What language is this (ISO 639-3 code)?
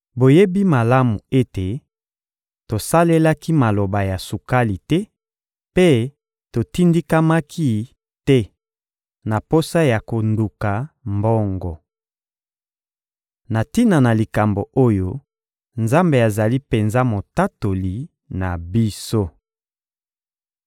lin